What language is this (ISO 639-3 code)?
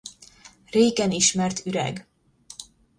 hun